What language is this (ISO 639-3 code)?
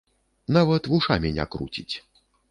bel